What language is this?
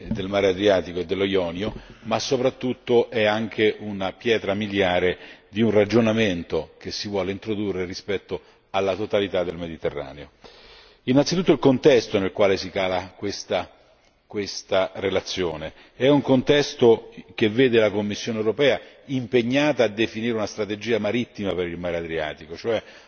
Italian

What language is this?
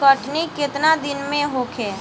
Bhojpuri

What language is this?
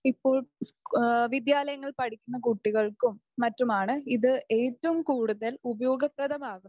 Malayalam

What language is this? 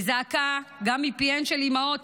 Hebrew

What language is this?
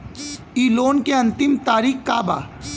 Bhojpuri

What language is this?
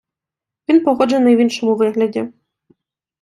Ukrainian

